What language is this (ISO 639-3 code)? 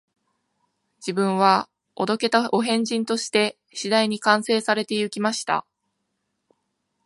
jpn